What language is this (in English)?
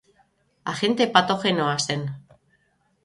Basque